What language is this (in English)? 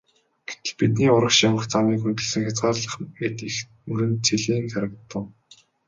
Mongolian